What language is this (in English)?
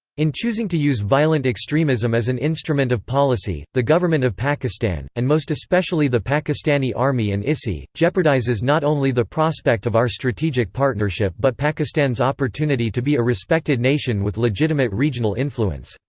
English